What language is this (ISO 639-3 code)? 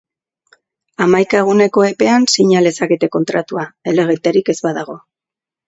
eus